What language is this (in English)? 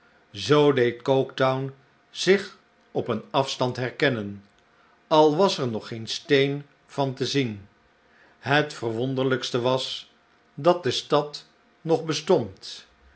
Dutch